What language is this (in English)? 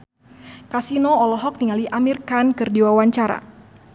Sundanese